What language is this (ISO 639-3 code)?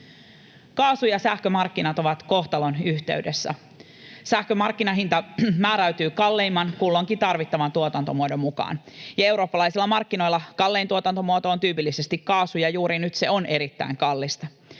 fin